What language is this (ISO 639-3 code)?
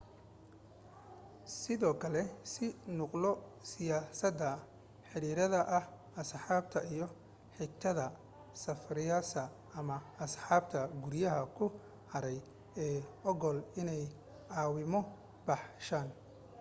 som